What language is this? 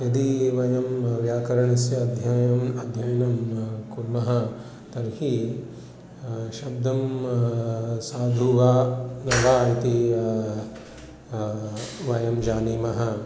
Sanskrit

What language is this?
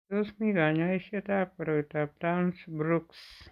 Kalenjin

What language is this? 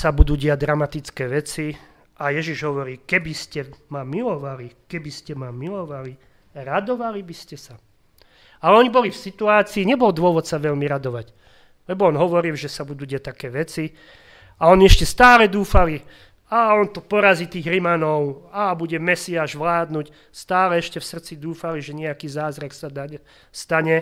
Slovak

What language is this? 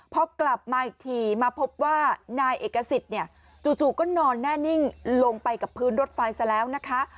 Thai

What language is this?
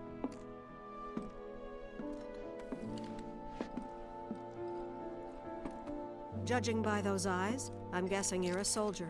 English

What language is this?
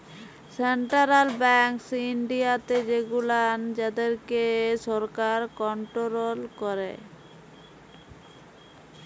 Bangla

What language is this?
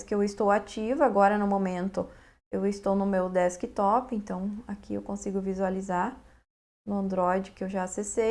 Portuguese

